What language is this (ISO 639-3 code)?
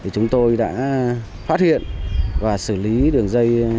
vie